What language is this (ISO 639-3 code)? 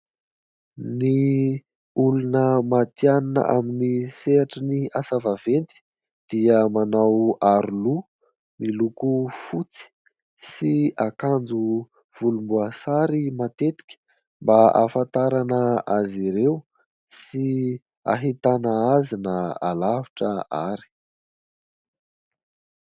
mlg